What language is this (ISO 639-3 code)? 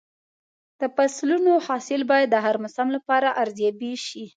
pus